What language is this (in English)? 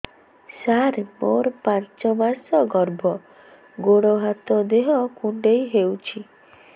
Odia